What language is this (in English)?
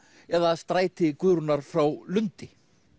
Icelandic